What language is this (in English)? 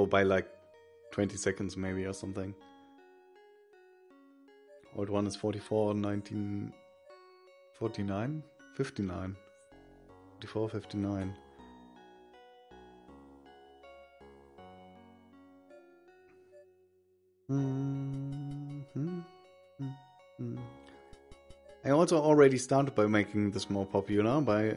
English